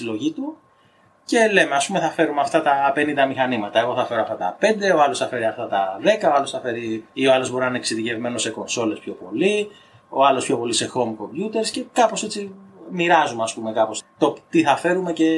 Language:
Greek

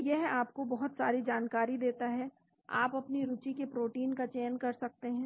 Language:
Hindi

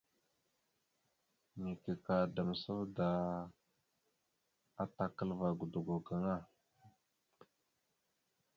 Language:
Mada (Cameroon)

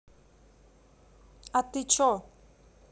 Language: Russian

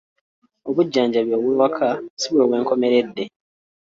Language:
Ganda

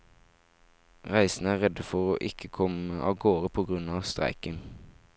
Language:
Norwegian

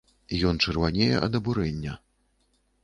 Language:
Belarusian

